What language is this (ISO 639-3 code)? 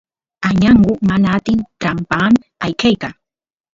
qus